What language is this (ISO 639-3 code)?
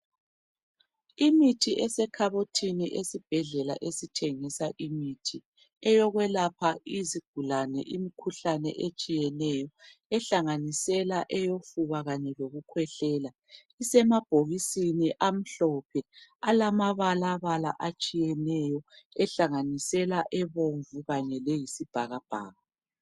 nde